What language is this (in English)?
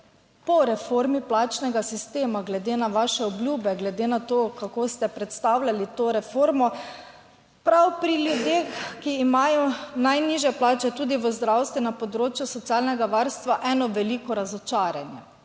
Slovenian